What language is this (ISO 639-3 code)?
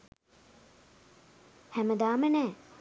sin